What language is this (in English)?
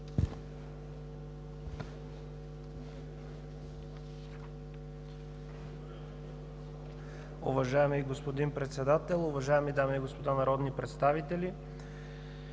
Bulgarian